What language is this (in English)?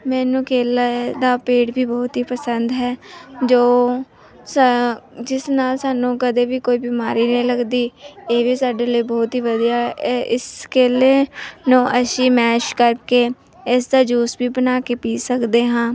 Punjabi